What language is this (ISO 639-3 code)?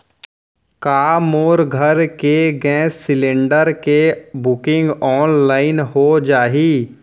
hne